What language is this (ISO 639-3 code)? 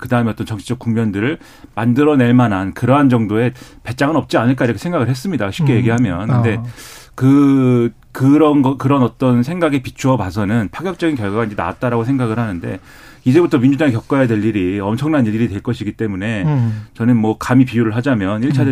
kor